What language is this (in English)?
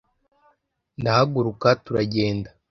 Kinyarwanda